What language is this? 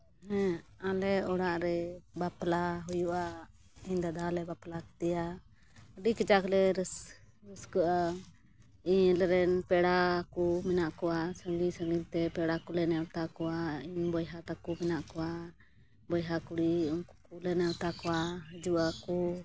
Santali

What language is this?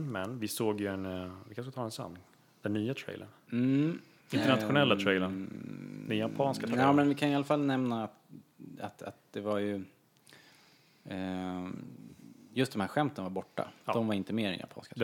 Swedish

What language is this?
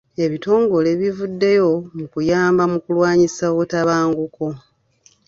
Ganda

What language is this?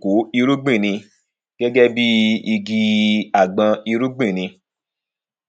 Yoruba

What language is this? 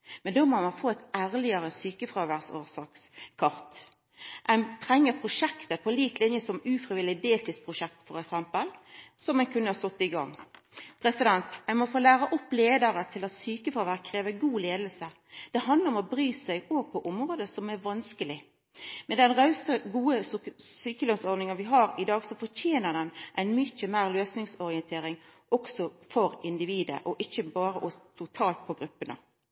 Norwegian Nynorsk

